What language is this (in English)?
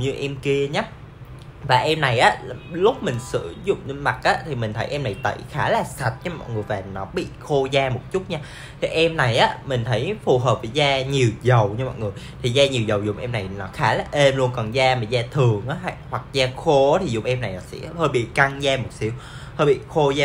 Vietnamese